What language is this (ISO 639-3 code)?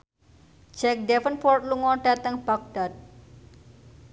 jav